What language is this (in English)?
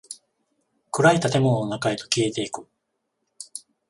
Japanese